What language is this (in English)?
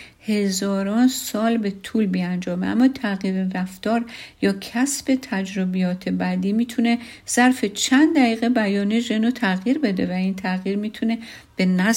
Persian